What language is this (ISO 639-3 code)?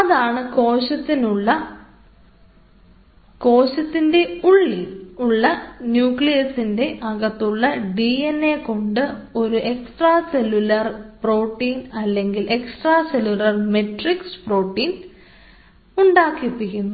mal